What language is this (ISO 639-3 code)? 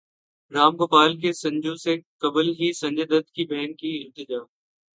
urd